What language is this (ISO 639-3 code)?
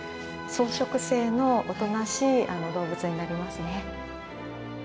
jpn